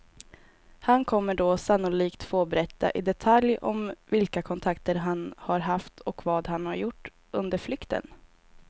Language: Swedish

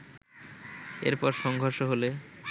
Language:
Bangla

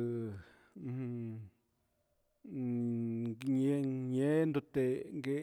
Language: Huitepec Mixtec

